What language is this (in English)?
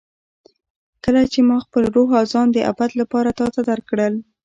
Pashto